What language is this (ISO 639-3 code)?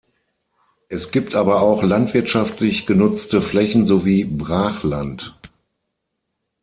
deu